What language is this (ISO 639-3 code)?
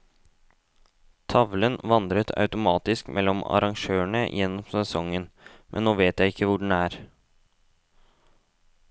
nor